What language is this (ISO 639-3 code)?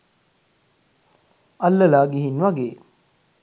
sin